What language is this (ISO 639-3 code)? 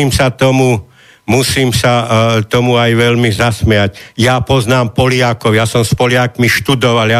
slk